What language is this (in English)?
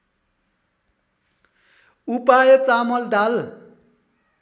Nepali